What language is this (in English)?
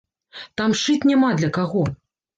Belarusian